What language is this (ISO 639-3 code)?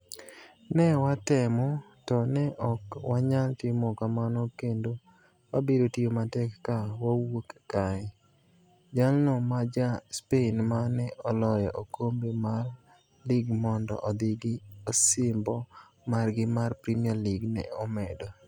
luo